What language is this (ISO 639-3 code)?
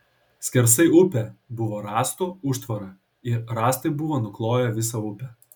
lit